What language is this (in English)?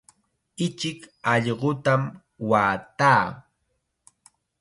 Chiquián Ancash Quechua